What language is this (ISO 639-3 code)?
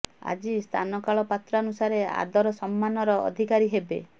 ori